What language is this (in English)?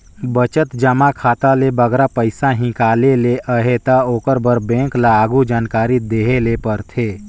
Chhattisgarhi